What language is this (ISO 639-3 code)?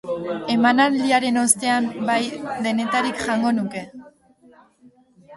eus